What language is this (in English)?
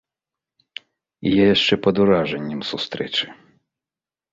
Belarusian